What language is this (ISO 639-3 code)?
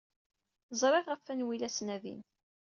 kab